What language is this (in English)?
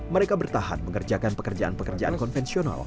Indonesian